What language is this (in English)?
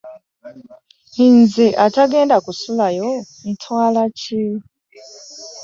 Ganda